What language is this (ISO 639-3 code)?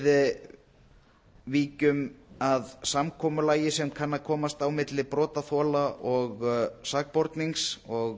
isl